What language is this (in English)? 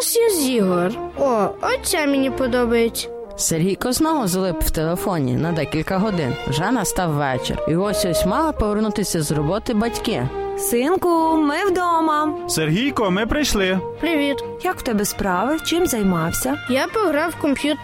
Ukrainian